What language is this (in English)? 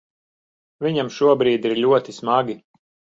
Latvian